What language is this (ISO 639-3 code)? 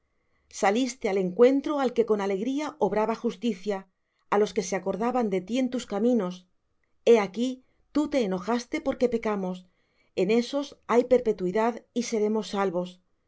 spa